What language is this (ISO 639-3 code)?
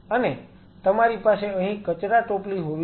guj